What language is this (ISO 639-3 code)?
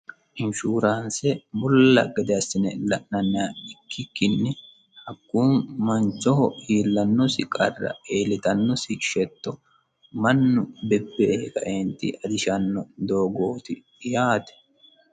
sid